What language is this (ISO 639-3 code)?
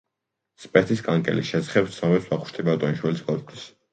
kat